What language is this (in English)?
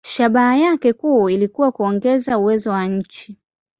Swahili